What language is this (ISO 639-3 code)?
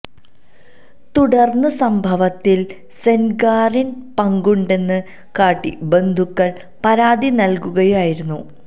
mal